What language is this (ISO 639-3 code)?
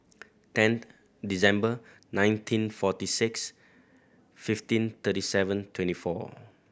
eng